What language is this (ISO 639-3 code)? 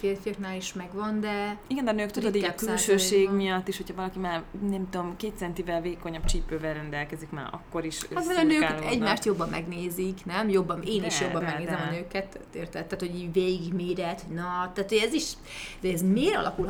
hun